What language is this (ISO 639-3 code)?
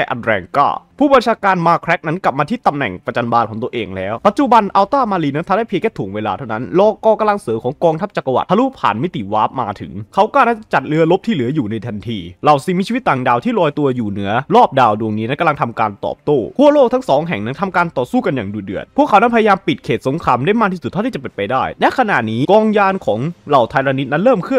tha